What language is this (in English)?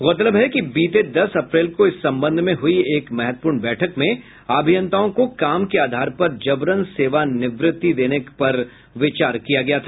Hindi